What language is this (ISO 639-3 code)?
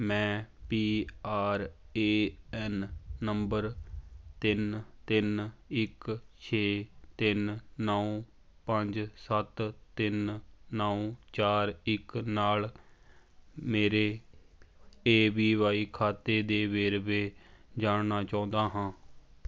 pan